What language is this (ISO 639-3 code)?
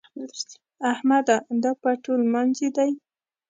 pus